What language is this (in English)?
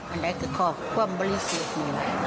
Thai